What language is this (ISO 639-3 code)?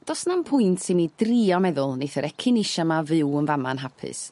cym